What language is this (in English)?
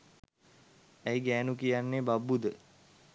Sinhala